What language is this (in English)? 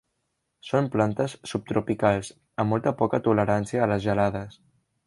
Catalan